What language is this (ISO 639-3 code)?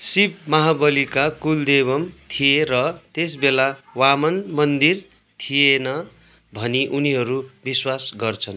nep